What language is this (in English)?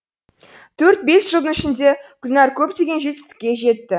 Kazakh